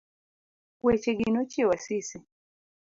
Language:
Luo (Kenya and Tanzania)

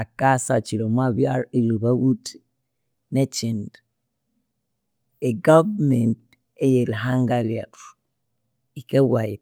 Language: Konzo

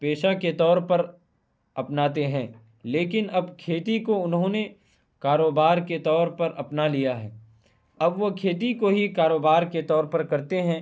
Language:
Urdu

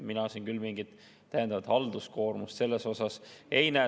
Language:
Estonian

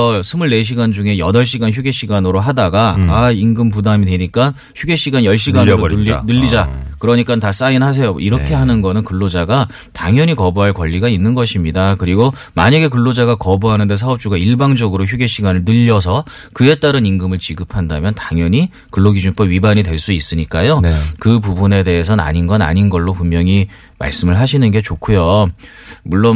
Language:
Korean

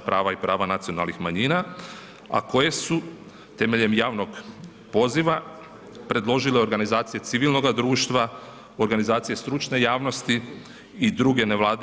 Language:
Croatian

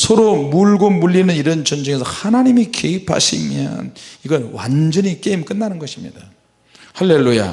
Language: Korean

